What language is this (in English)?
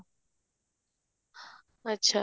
Odia